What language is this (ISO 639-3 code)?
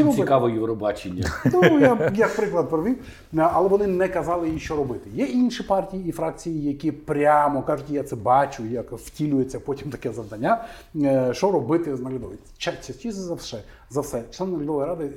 ukr